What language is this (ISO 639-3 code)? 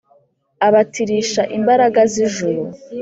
kin